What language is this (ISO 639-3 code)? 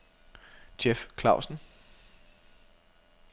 dan